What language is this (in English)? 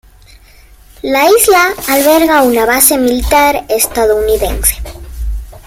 Spanish